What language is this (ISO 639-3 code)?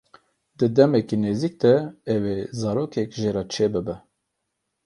kur